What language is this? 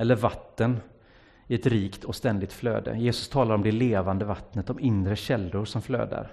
Swedish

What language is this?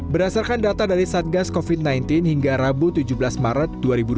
Indonesian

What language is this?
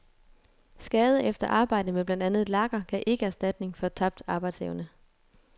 Danish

